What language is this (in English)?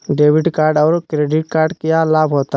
Magahi